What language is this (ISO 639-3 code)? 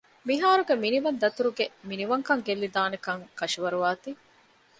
div